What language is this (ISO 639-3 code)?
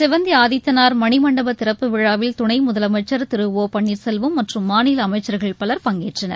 tam